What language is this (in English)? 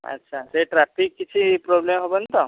Odia